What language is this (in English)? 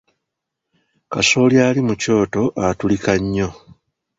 Ganda